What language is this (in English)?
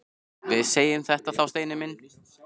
Icelandic